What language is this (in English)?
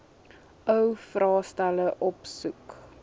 Afrikaans